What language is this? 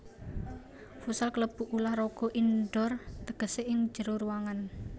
Javanese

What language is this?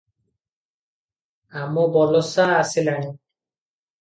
Odia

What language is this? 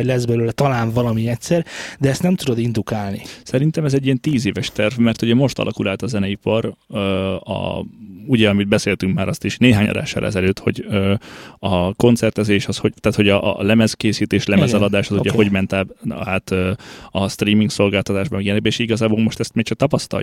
Hungarian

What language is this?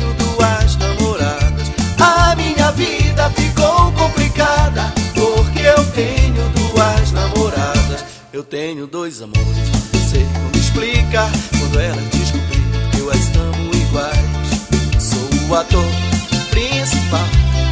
Portuguese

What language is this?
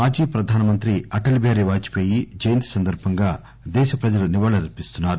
Telugu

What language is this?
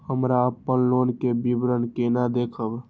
Maithili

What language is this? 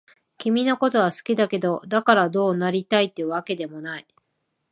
Japanese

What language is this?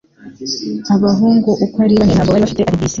Kinyarwanda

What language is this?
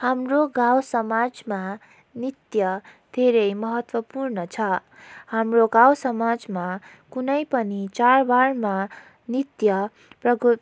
Nepali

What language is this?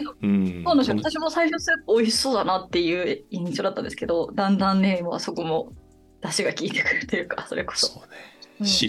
Japanese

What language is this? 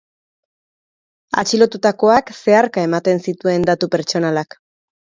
Basque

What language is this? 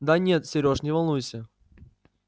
Russian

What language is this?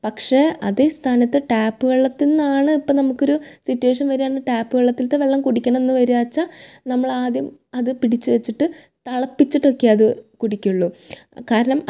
Malayalam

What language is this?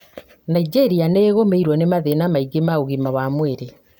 Kikuyu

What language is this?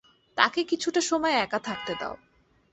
Bangla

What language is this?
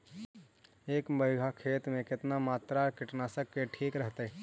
Magahi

